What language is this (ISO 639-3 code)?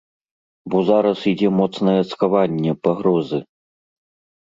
bel